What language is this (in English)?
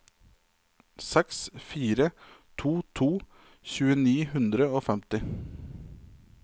Norwegian